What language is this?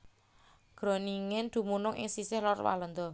Javanese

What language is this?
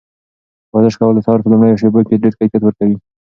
Pashto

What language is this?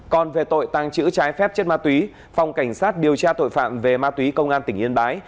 Vietnamese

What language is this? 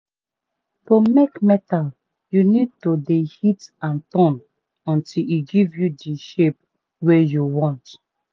Nigerian Pidgin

